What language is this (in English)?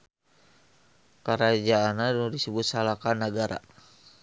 Sundanese